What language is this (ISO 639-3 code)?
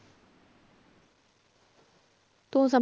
pan